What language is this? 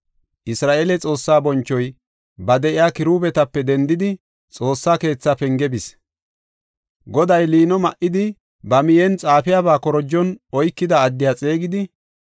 Gofa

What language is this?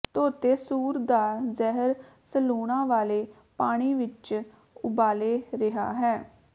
Punjabi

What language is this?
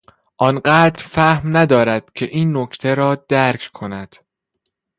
Persian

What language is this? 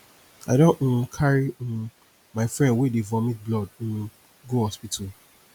Nigerian Pidgin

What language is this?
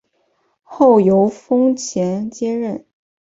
Chinese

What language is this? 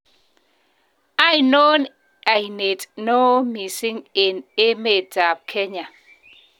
Kalenjin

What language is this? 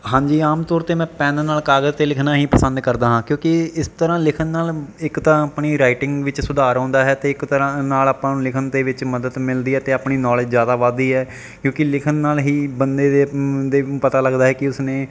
Punjabi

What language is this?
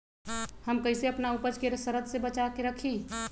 Magahi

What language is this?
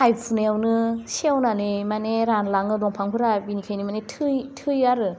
Bodo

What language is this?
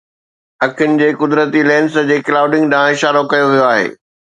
Sindhi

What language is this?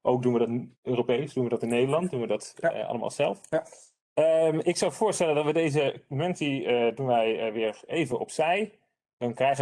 Dutch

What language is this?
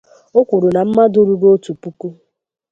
Igbo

